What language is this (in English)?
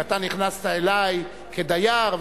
Hebrew